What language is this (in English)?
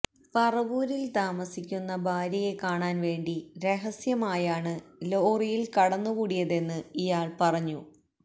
Malayalam